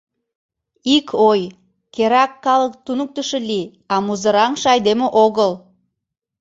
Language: Mari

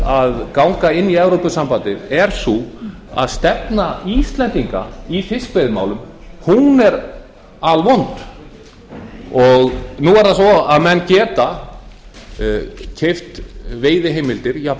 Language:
Icelandic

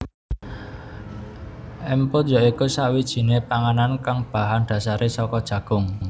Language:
Javanese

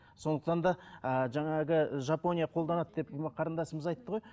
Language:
Kazakh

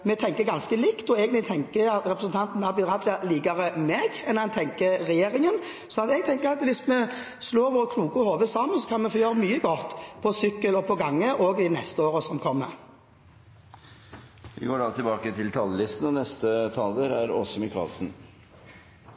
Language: Norwegian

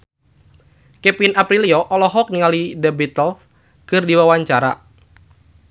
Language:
Sundanese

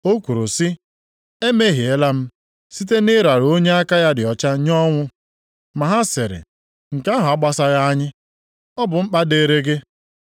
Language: Igbo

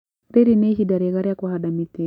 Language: Kikuyu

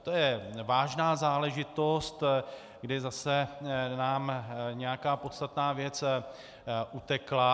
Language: Czech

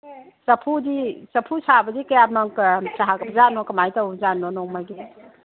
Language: Manipuri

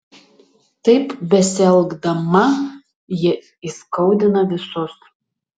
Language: Lithuanian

